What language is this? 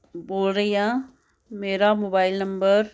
Punjabi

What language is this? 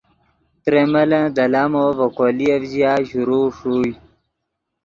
Yidgha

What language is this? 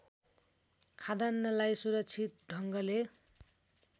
Nepali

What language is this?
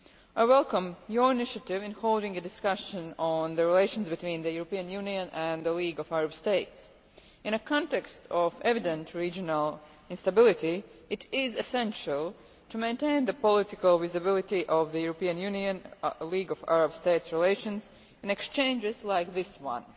English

